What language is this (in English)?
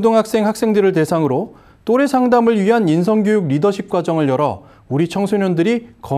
Korean